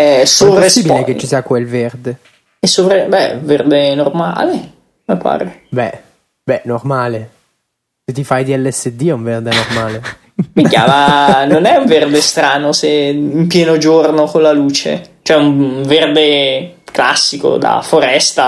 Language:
Italian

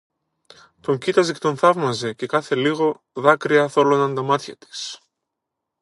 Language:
Greek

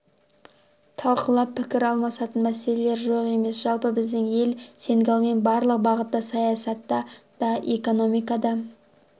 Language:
Kazakh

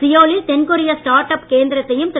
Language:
Tamil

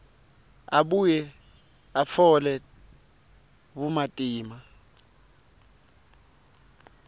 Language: Swati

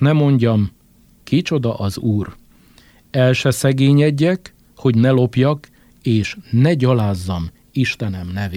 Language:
Hungarian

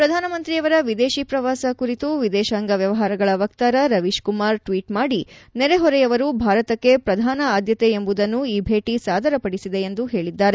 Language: Kannada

